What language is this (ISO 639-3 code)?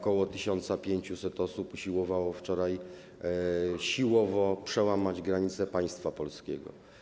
pol